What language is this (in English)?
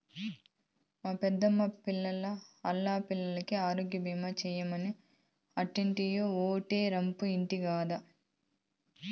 Telugu